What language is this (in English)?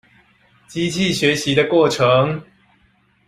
Chinese